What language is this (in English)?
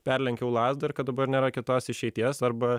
Lithuanian